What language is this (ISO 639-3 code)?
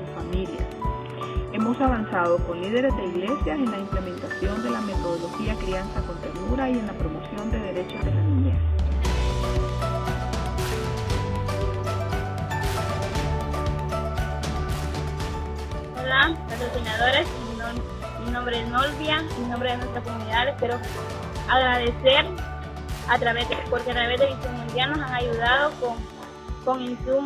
spa